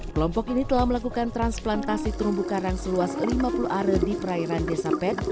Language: Indonesian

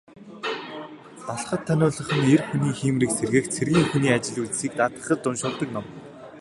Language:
Mongolian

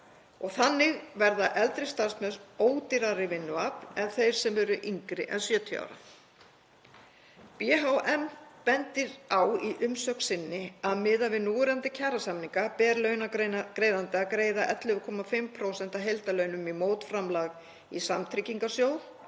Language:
Icelandic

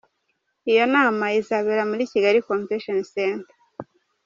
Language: Kinyarwanda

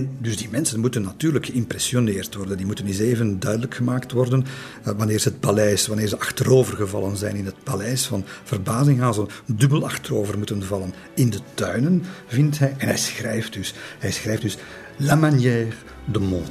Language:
Dutch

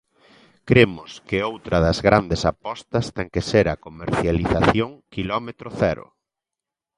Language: Galician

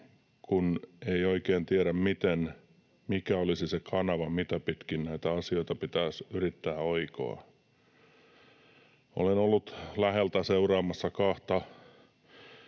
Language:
Finnish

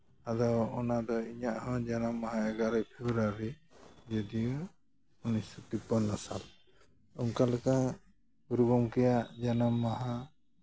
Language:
Santali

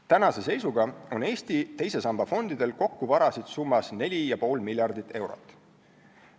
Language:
Estonian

